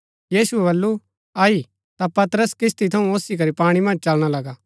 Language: Gaddi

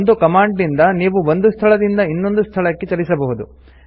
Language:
Kannada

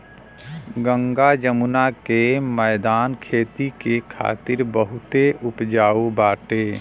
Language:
Bhojpuri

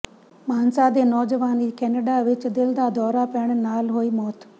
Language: Punjabi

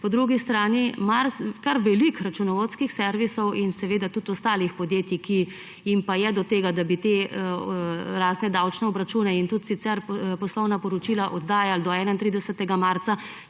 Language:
Slovenian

